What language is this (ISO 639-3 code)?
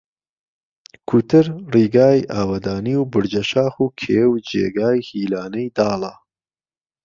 ckb